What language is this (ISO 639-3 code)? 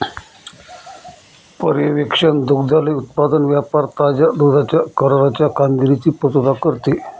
mar